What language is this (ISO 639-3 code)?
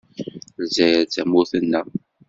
kab